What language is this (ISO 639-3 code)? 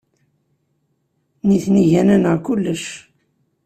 kab